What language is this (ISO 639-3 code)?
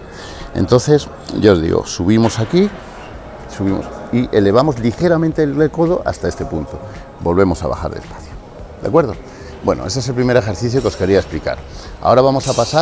spa